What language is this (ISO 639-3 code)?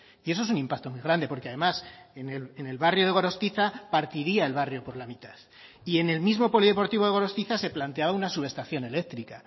spa